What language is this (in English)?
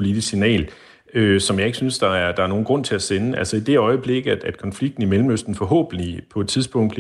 Danish